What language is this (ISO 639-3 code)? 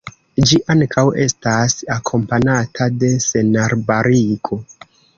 epo